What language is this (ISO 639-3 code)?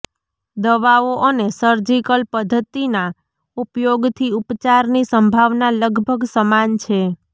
guj